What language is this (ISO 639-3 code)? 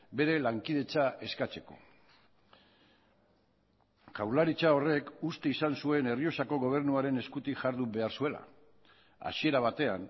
eus